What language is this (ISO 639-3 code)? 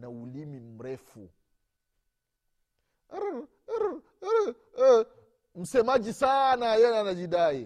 swa